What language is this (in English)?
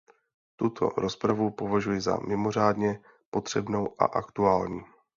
Czech